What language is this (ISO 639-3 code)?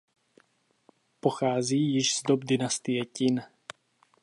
ces